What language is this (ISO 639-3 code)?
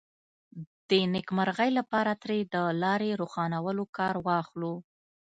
pus